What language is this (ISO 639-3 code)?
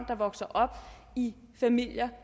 dan